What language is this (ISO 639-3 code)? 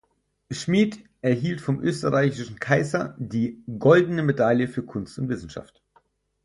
deu